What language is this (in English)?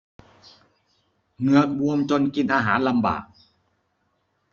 Thai